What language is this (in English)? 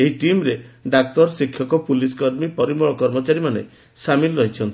Odia